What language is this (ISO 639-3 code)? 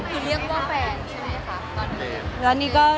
tha